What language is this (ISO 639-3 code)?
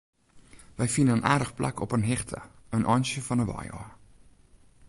fry